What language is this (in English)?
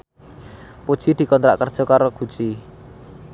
Javanese